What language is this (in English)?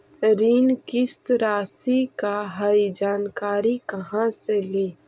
Magahi